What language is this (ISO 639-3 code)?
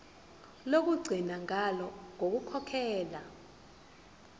zul